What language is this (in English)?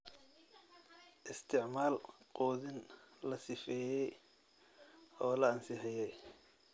Somali